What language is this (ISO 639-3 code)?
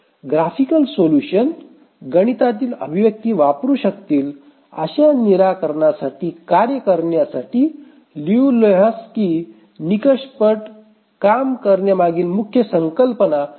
mar